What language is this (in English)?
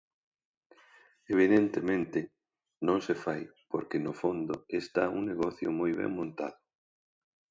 Galician